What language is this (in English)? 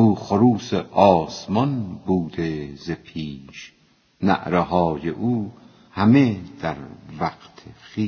Persian